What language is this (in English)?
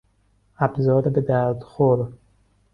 Persian